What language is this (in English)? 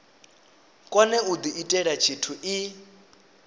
Venda